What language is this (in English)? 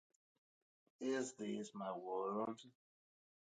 Italian